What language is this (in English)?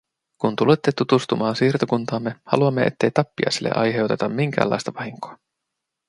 Finnish